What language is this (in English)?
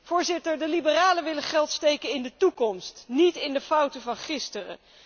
Dutch